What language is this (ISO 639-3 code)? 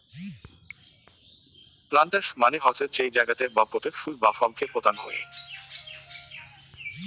ben